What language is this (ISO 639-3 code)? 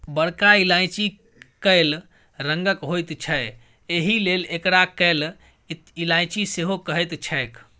mai